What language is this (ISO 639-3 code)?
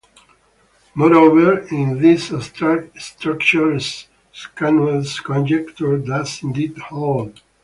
eng